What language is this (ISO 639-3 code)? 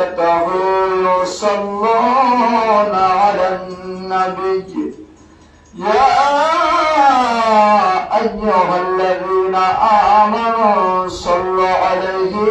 ben